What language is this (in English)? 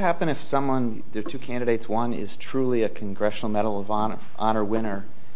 English